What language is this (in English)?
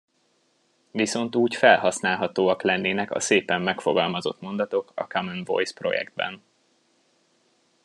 Hungarian